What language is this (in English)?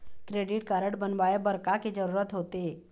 Chhattisgarhi